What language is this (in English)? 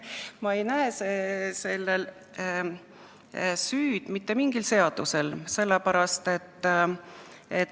Estonian